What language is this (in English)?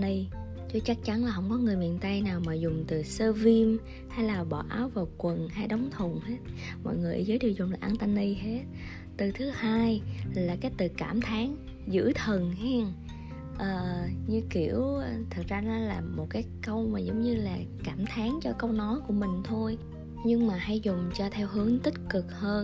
Vietnamese